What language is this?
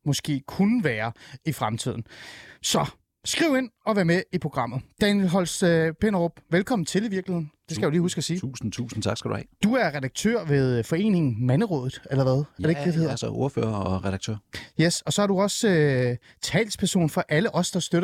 Danish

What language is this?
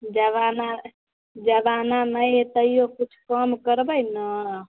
Maithili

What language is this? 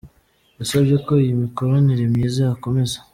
Kinyarwanda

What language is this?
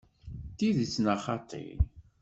Kabyle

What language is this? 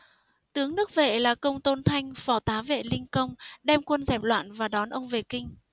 Vietnamese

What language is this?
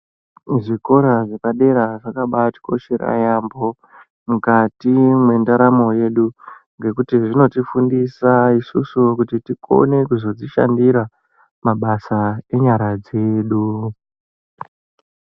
Ndau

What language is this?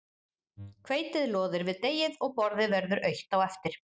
Icelandic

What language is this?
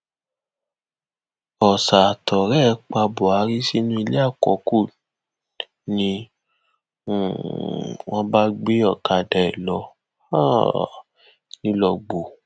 Yoruba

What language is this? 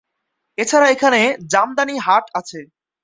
Bangla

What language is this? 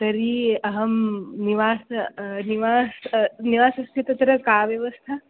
Sanskrit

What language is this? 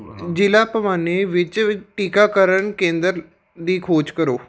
Punjabi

